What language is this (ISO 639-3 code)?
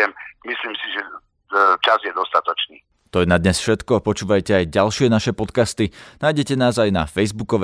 slk